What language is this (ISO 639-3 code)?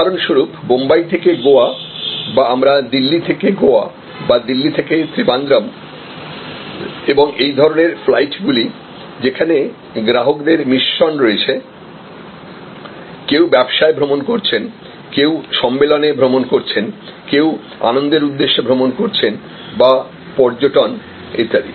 ben